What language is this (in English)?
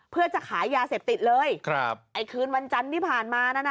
Thai